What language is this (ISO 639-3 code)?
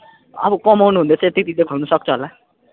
nep